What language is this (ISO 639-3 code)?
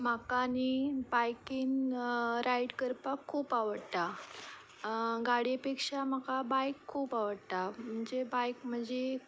kok